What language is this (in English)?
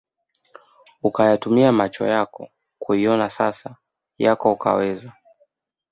Swahili